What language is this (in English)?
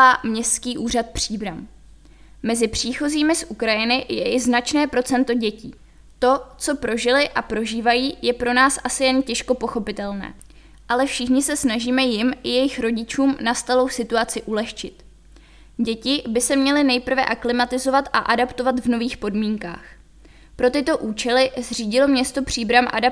Czech